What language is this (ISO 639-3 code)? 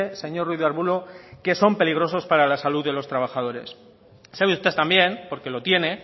spa